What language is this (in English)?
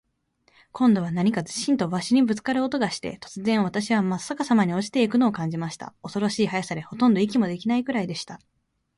Japanese